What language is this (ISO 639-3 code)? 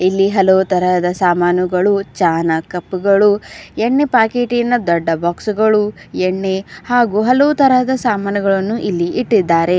kan